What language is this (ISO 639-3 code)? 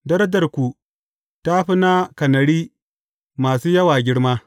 hau